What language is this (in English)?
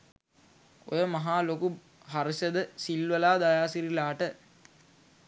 Sinhala